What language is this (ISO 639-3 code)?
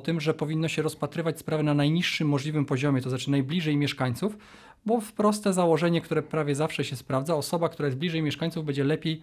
pol